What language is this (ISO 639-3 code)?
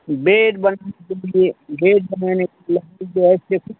hin